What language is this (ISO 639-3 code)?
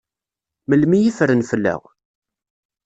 kab